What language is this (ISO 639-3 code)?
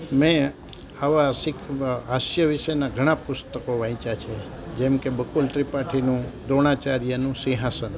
guj